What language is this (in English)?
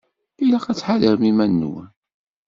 Kabyle